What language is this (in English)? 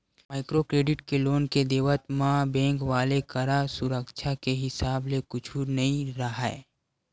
Chhattisgarhi